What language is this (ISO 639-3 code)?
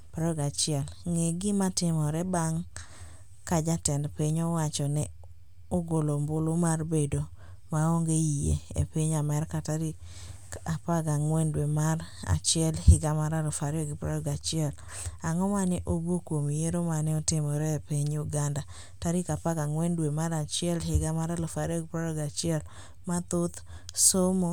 luo